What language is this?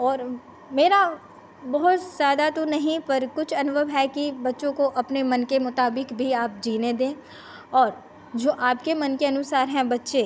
Hindi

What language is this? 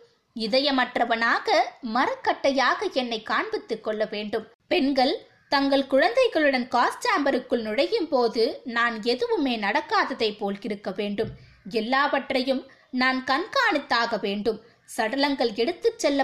Tamil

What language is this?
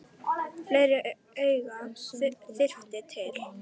Icelandic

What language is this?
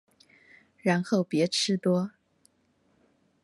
Chinese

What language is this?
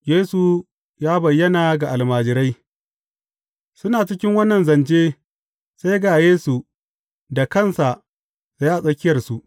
Hausa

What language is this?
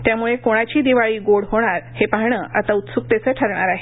Marathi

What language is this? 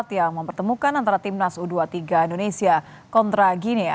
Indonesian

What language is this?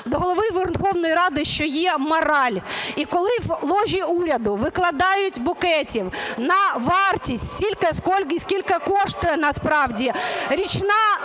Ukrainian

